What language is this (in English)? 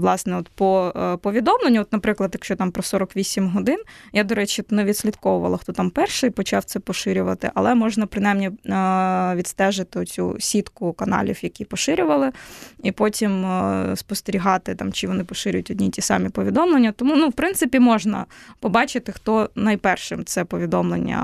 Ukrainian